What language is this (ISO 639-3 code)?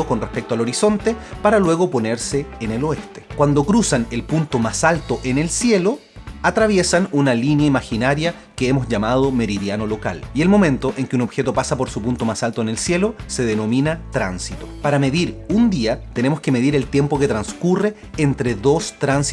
spa